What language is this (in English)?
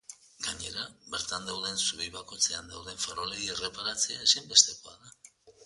Basque